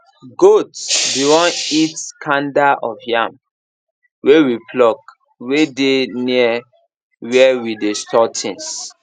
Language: Nigerian Pidgin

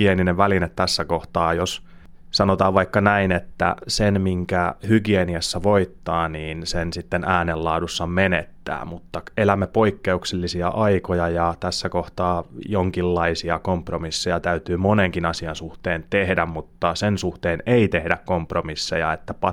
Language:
Finnish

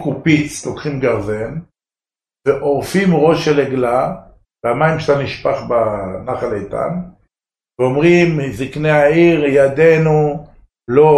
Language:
Hebrew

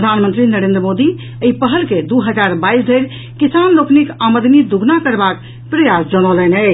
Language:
Maithili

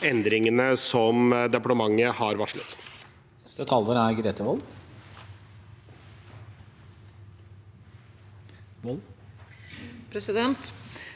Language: Norwegian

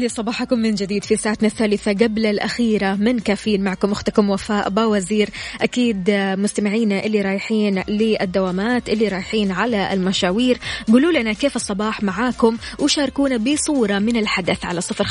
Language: Arabic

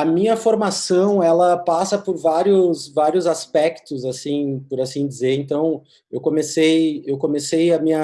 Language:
Portuguese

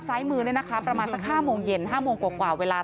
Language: Thai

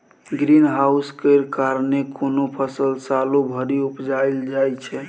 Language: Maithili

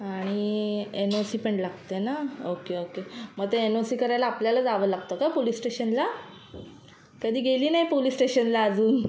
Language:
Marathi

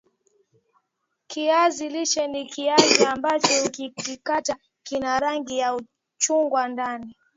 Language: Swahili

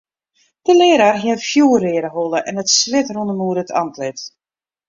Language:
Western Frisian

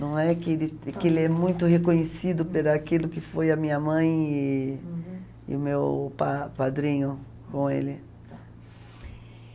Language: Portuguese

